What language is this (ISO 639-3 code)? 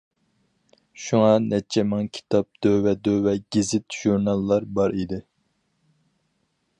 uig